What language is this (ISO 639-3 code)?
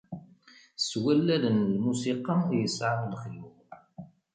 kab